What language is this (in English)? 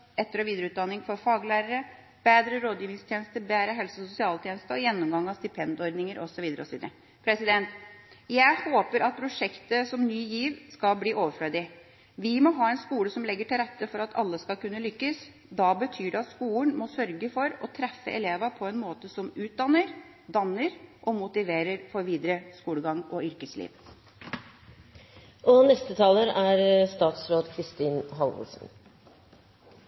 Norwegian Bokmål